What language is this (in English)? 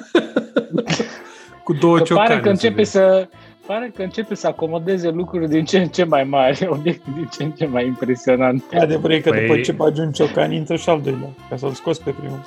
Romanian